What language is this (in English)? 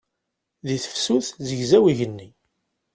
Kabyle